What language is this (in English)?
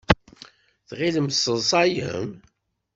Kabyle